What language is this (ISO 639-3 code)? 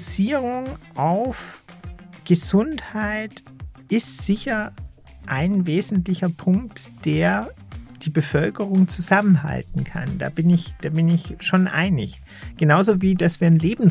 deu